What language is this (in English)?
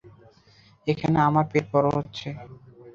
Bangla